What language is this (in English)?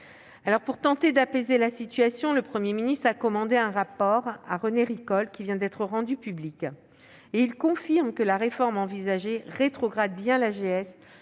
French